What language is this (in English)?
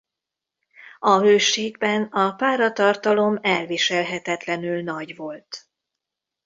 Hungarian